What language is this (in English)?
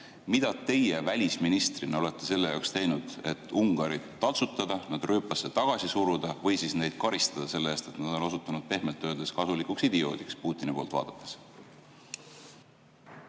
Estonian